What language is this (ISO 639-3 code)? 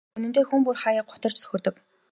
mon